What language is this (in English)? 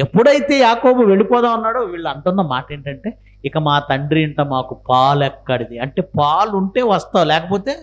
Telugu